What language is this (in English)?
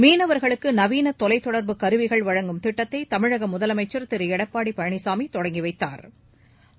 Tamil